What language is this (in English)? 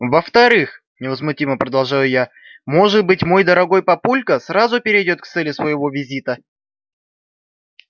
Russian